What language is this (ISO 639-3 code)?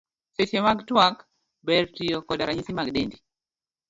luo